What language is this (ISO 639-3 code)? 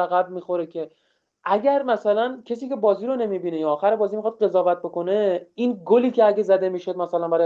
fas